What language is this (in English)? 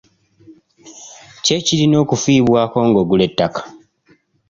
Ganda